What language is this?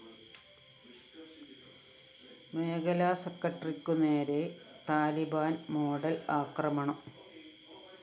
Malayalam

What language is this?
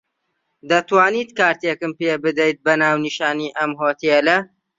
Central Kurdish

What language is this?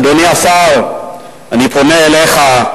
Hebrew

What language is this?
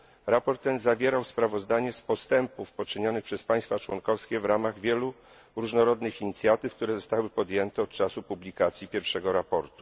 Polish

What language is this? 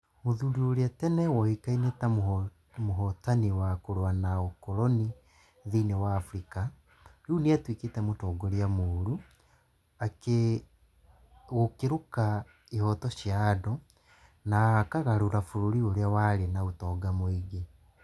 Kikuyu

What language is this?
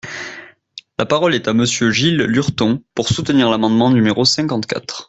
French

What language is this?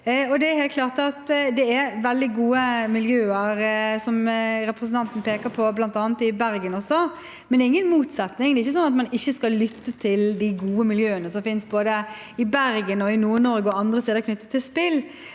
Norwegian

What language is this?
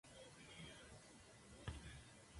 Spanish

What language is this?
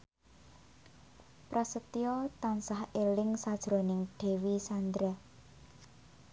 Javanese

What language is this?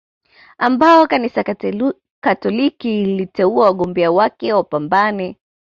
Swahili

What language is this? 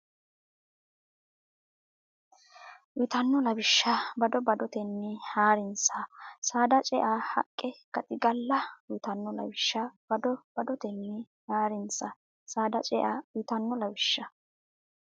Sidamo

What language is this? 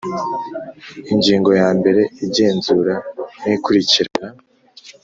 Kinyarwanda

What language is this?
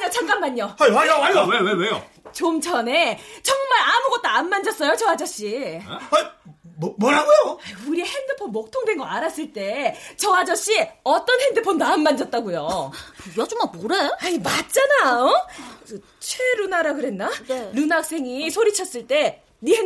Korean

